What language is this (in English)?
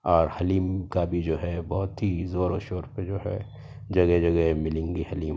Urdu